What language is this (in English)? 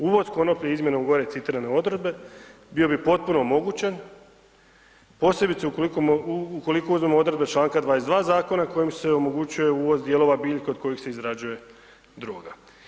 Croatian